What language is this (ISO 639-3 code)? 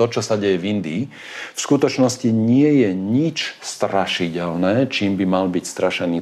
slk